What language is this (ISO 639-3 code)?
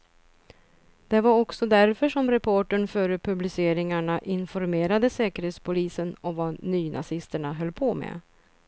swe